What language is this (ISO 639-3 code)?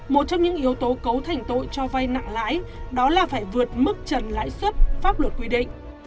vie